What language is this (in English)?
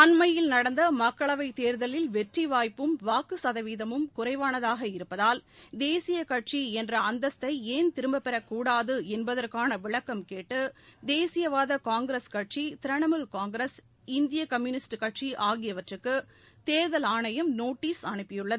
Tamil